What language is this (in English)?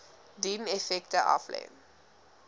Afrikaans